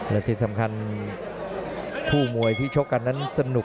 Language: Thai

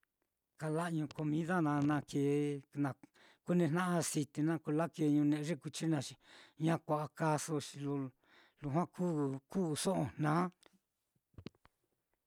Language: Mitlatongo Mixtec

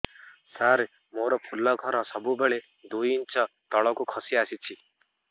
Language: Odia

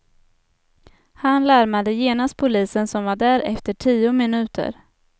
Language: Swedish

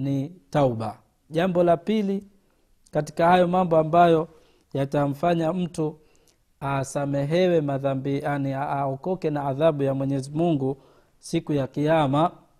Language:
Swahili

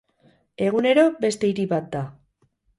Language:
Basque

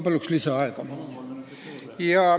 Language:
Estonian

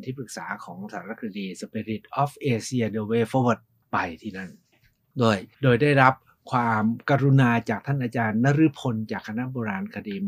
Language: Thai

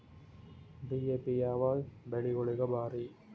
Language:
Kannada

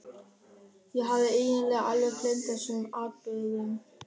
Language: Icelandic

